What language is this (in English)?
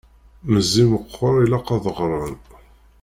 Kabyle